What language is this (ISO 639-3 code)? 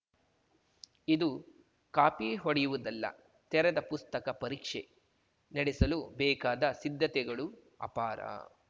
kan